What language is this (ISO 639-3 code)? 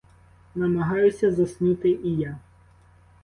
ukr